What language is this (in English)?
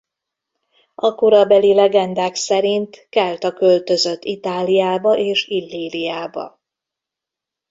Hungarian